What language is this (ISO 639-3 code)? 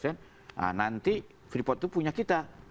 ind